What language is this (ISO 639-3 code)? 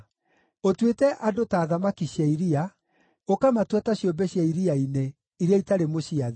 kik